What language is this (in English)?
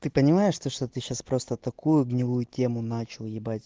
Russian